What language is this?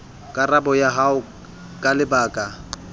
Southern Sotho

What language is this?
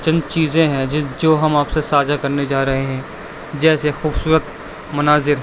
Urdu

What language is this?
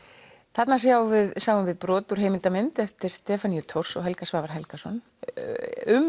Icelandic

